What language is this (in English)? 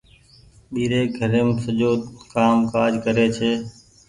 Goaria